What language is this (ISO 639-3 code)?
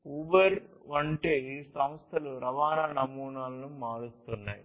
tel